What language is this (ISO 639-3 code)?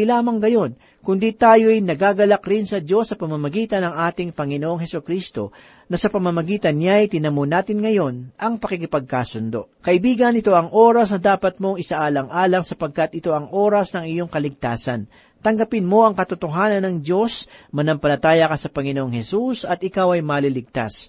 fil